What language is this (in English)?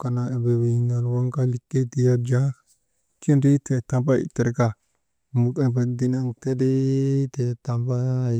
Maba